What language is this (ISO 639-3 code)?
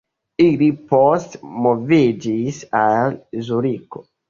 epo